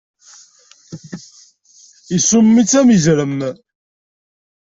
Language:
Kabyle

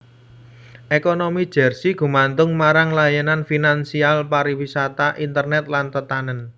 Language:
Javanese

